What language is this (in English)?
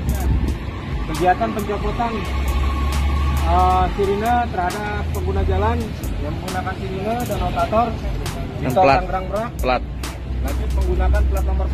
Indonesian